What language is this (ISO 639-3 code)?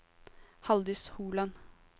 nor